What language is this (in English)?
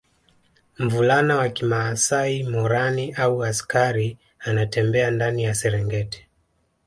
Swahili